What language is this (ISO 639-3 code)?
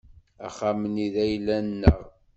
kab